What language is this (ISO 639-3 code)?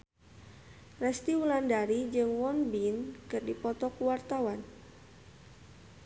sun